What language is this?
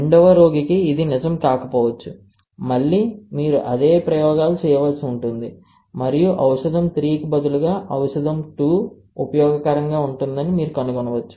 Telugu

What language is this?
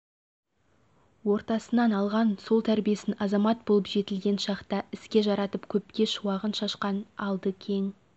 Kazakh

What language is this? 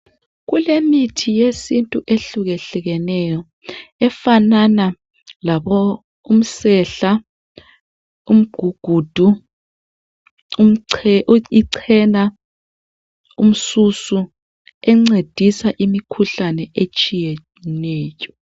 North Ndebele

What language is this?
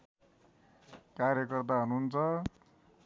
Nepali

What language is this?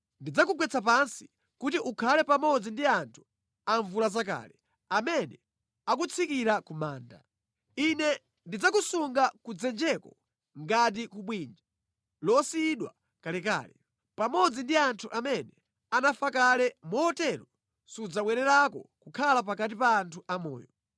Nyanja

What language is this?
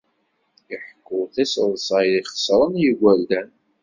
Kabyle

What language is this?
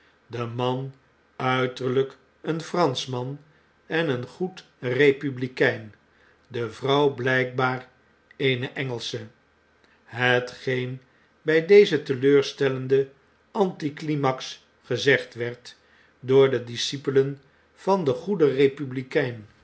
Dutch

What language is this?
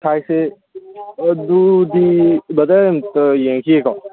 Manipuri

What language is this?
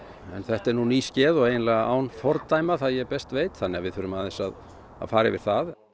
Icelandic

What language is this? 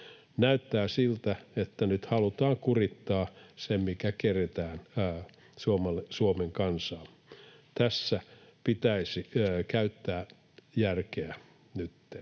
Finnish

